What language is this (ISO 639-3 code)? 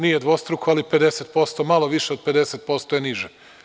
srp